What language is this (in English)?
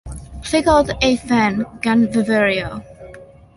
Welsh